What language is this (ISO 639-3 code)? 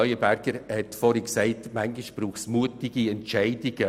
gsw